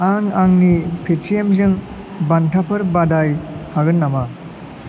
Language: Bodo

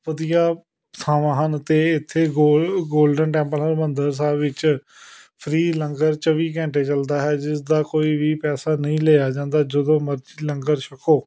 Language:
Punjabi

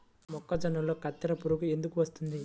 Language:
Telugu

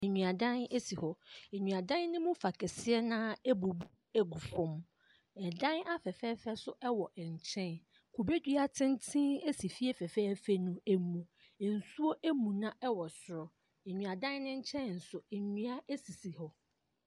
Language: Akan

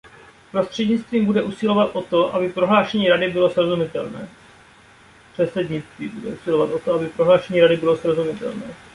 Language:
Czech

